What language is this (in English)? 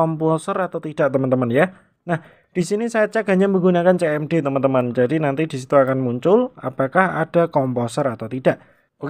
Indonesian